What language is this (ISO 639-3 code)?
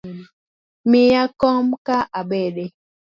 luo